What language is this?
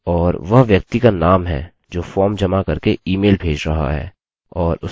Hindi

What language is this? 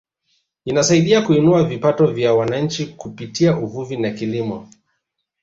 Swahili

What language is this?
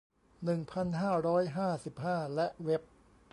Thai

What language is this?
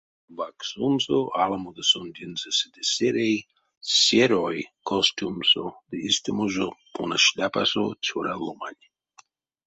Erzya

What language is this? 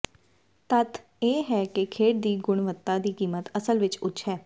Punjabi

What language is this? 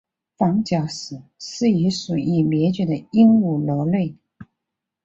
Chinese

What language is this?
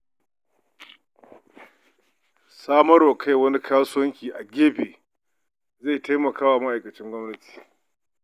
Hausa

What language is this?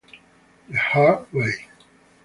Italian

